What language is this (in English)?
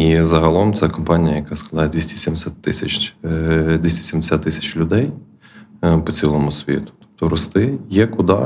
Ukrainian